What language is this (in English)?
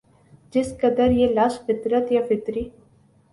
Urdu